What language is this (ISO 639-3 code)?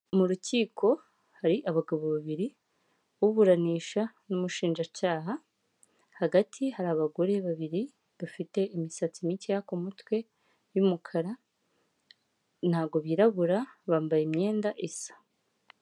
kin